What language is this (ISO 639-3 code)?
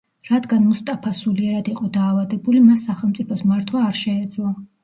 kat